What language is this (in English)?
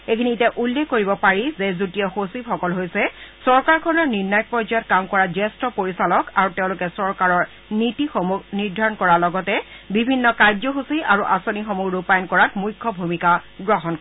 Assamese